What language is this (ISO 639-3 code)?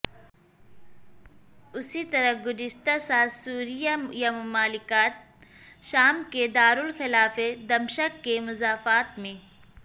urd